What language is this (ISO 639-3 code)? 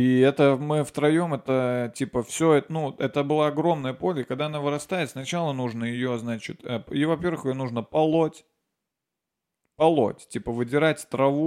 rus